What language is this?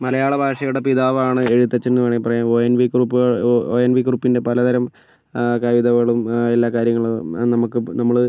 Malayalam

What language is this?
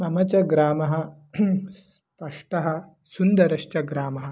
Sanskrit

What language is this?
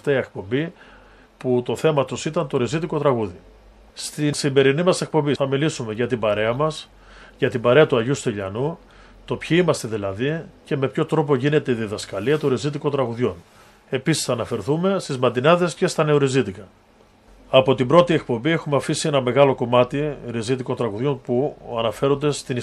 Greek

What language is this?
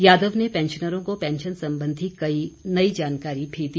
Hindi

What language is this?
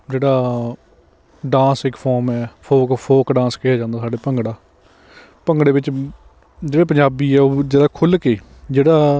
Punjabi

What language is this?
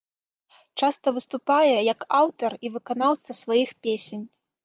Belarusian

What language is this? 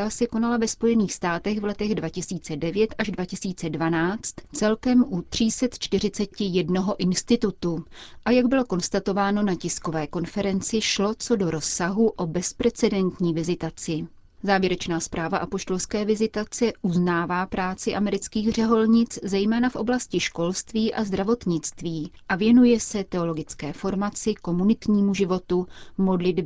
Czech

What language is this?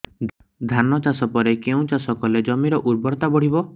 Odia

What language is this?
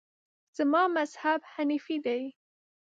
Pashto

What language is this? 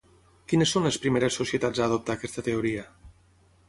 Catalan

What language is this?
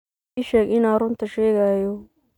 Somali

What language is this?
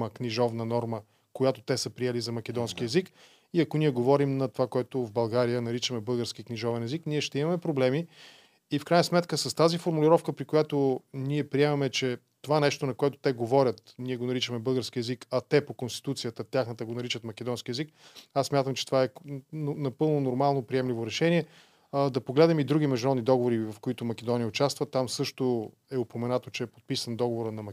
Bulgarian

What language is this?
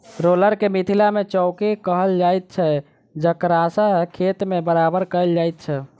Maithili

